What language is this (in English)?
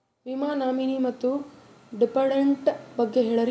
Kannada